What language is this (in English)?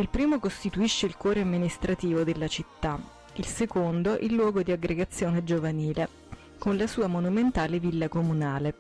Italian